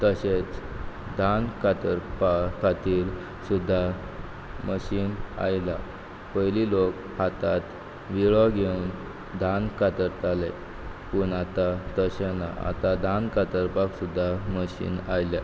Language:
Konkani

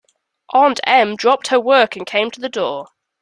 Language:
English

